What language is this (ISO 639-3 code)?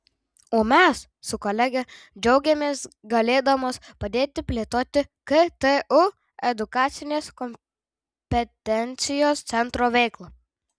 lit